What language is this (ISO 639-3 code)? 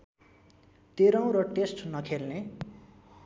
nep